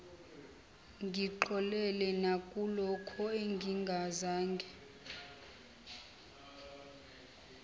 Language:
Zulu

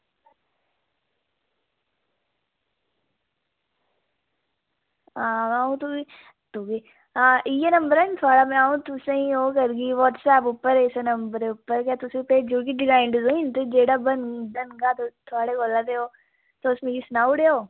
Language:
Dogri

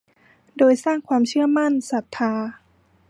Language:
Thai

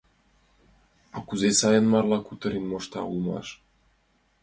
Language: Mari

